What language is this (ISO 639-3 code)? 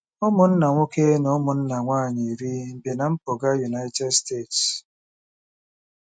ibo